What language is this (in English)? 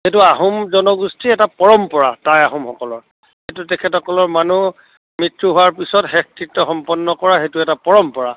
Assamese